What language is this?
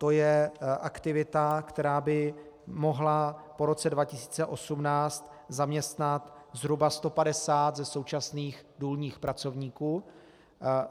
Czech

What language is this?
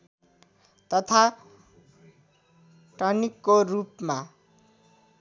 Nepali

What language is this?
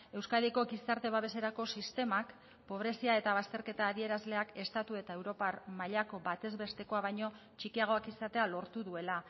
Basque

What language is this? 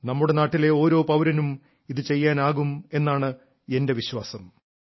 Malayalam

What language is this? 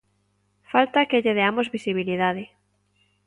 Galician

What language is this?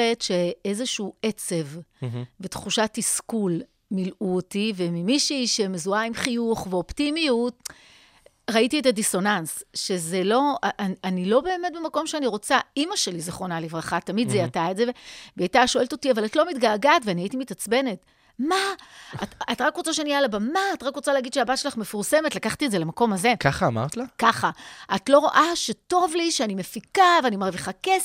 Hebrew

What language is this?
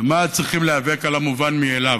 Hebrew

